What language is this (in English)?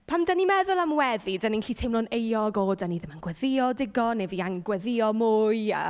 Welsh